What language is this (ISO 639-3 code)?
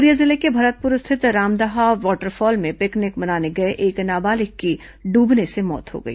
hin